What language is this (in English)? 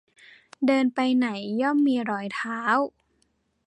Thai